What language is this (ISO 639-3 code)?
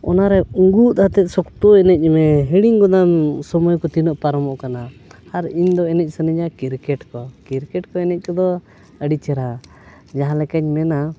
sat